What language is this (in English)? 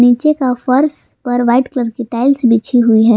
Hindi